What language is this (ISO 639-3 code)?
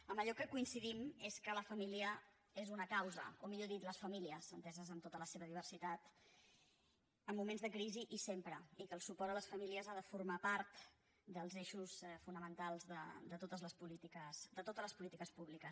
cat